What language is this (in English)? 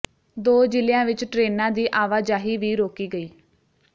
Punjabi